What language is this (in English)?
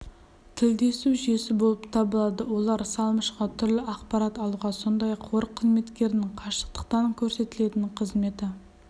Kazakh